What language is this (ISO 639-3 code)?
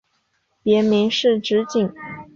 zho